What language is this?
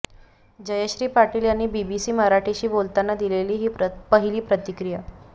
Marathi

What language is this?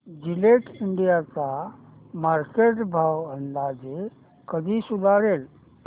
Marathi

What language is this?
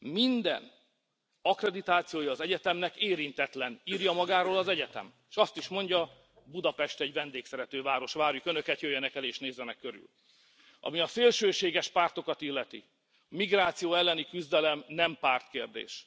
Hungarian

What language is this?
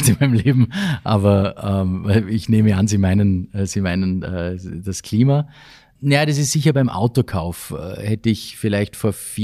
German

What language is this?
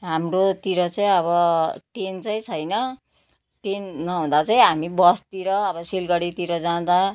Nepali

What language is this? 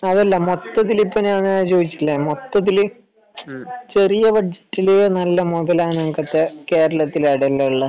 Malayalam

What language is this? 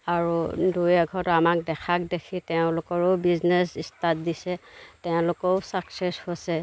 Assamese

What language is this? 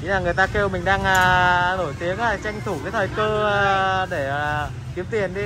Vietnamese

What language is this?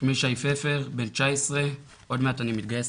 Hebrew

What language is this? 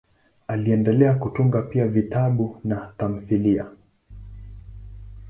Swahili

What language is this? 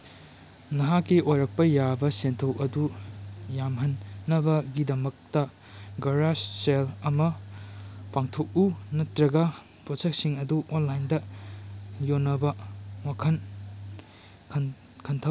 Manipuri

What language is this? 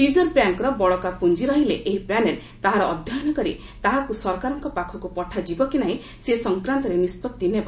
Odia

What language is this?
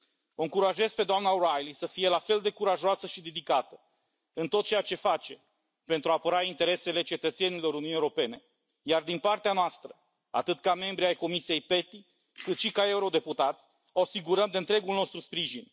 Romanian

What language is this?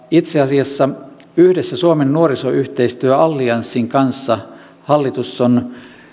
Finnish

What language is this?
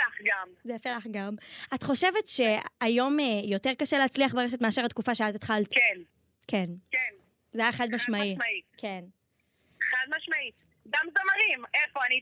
Hebrew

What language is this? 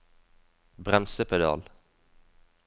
Norwegian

